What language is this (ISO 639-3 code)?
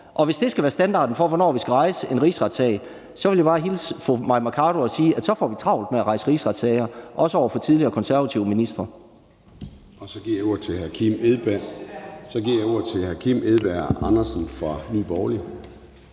dan